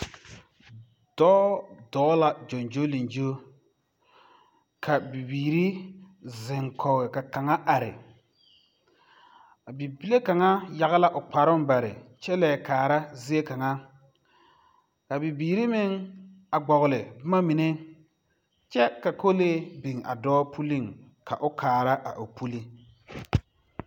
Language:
Southern Dagaare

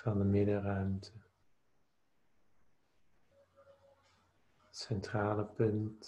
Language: Dutch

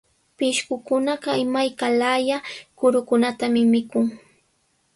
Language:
Sihuas Ancash Quechua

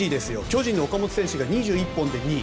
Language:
Japanese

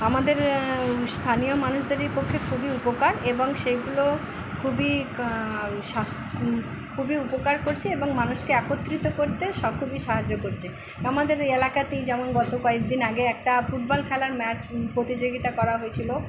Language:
Bangla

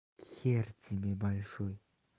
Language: Russian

